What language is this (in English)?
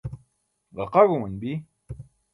Burushaski